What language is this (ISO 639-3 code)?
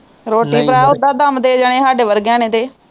pan